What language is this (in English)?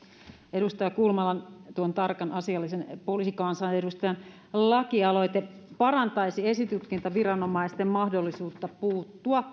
Finnish